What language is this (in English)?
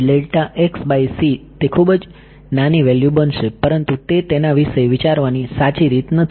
Gujarati